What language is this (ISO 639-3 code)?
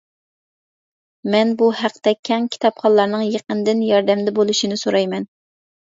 uig